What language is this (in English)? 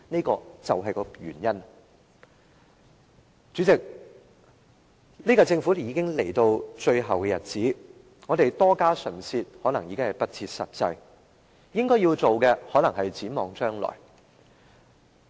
Cantonese